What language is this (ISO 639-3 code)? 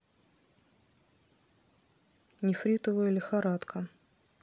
rus